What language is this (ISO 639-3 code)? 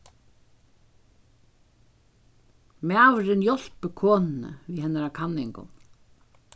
fao